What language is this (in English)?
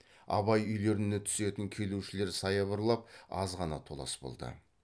Kazakh